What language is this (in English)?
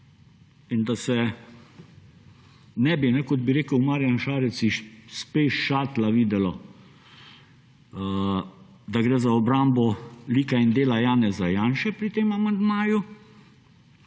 Slovenian